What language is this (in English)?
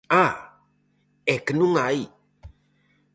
Galician